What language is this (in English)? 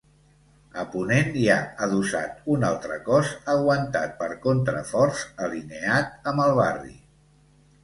Catalan